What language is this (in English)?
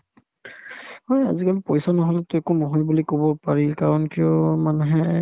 Assamese